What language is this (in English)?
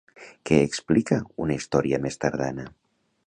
Catalan